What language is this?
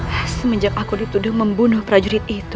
Indonesian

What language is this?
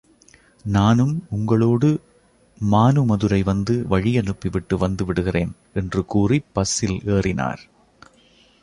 Tamil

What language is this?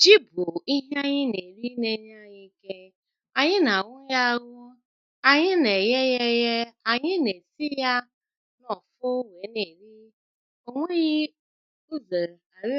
Igbo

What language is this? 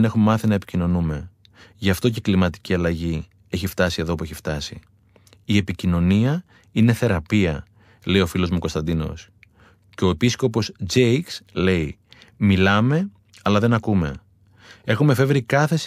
Greek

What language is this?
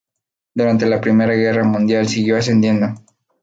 Spanish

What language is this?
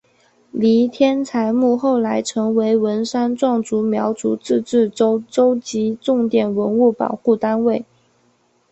Chinese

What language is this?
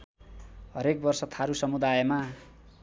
Nepali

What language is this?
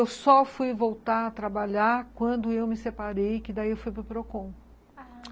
Portuguese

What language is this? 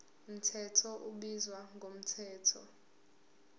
Zulu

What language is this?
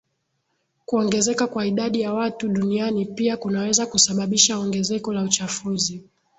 Swahili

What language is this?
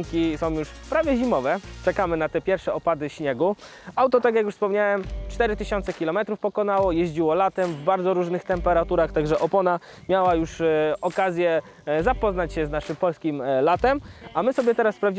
Polish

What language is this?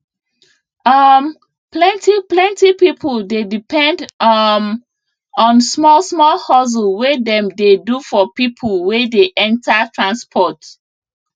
Nigerian Pidgin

